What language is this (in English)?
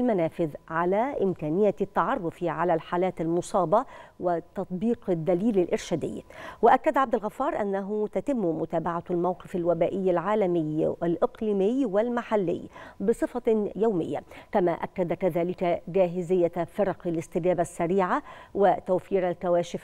Arabic